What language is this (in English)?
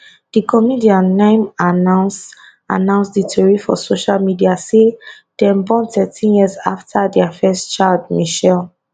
Nigerian Pidgin